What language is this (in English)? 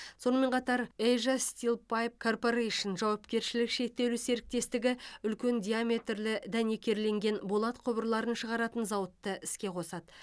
Kazakh